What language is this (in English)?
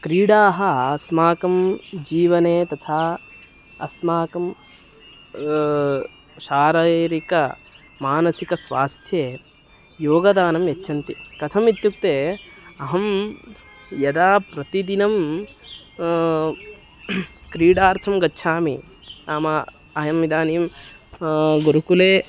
Sanskrit